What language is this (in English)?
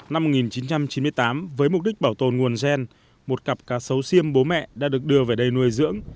Vietnamese